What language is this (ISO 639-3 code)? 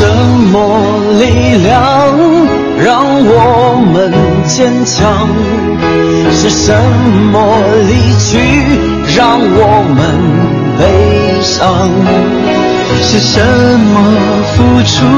zho